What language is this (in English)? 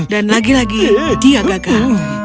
Indonesian